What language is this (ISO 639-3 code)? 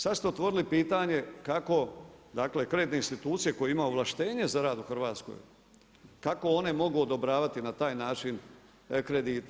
hrv